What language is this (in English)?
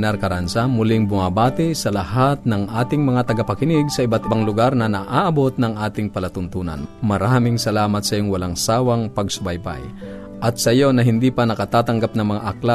Filipino